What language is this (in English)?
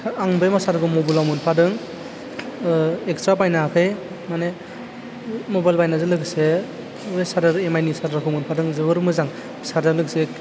Bodo